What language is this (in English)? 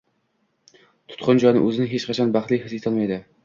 Uzbek